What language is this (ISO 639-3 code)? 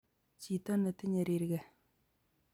kln